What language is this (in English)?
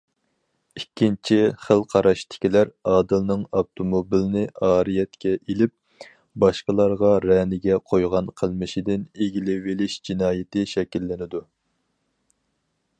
Uyghur